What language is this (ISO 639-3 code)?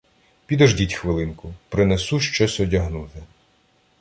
ukr